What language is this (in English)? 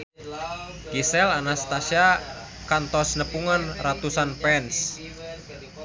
Sundanese